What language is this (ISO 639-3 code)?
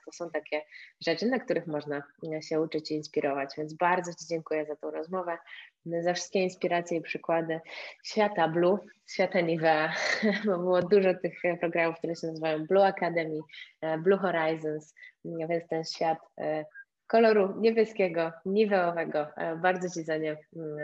pol